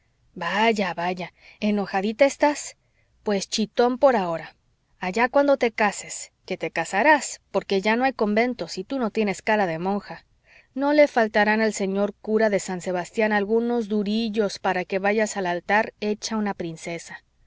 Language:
Spanish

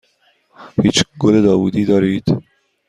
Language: Persian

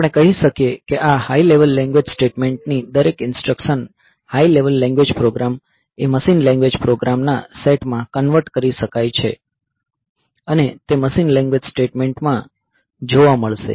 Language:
Gujarati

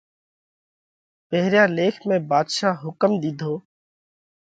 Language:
Parkari Koli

